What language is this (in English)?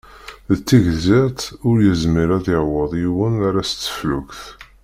Kabyle